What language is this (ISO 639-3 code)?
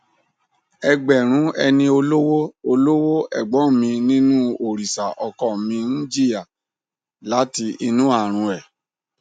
yor